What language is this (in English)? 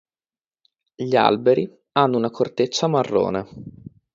Italian